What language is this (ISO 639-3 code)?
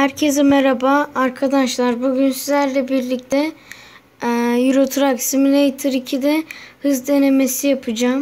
tur